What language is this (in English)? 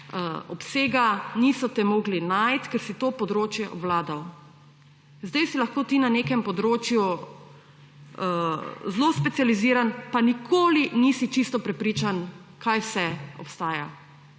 Slovenian